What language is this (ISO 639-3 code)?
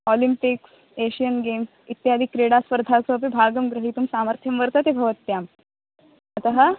san